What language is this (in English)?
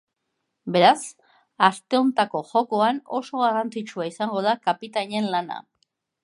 Basque